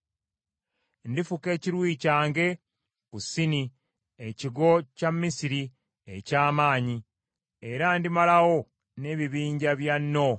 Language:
Ganda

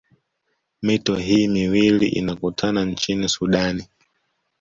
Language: Swahili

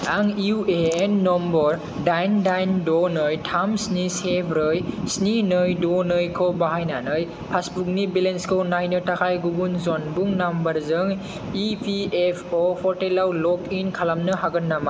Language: Bodo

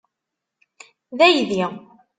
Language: Kabyle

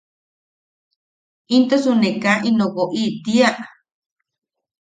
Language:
Yaqui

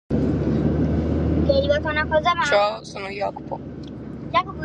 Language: Sardinian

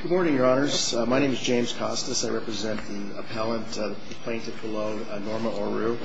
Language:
English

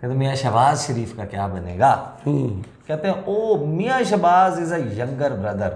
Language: Hindi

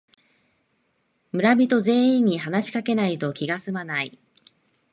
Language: Japanese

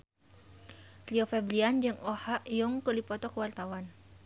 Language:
Sundanese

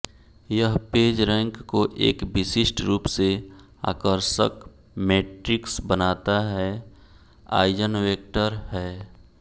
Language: Hindi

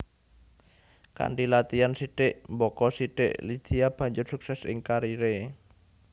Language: Javanese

